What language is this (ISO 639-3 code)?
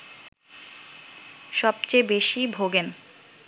ben